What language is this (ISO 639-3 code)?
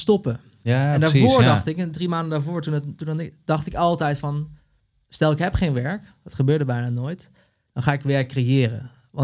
nld